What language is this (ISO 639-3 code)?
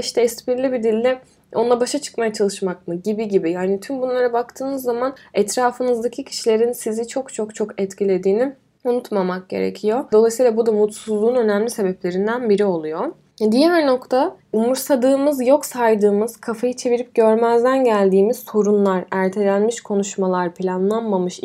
tur